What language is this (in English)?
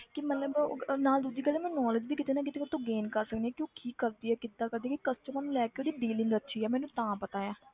Punjabi